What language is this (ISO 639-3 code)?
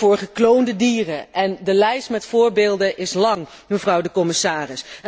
nld